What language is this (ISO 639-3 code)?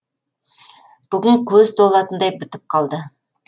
kaz